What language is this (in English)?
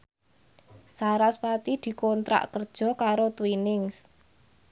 Javanese